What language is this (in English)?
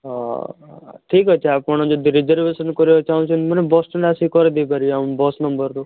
Odia